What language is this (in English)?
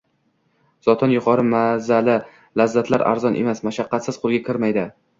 Uzbek